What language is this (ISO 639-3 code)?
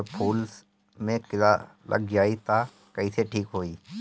bho